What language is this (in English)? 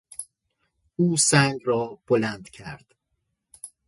Persian